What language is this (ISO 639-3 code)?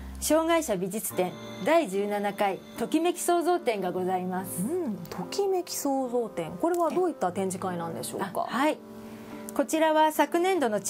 jpn